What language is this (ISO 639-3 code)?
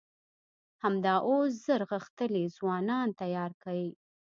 pus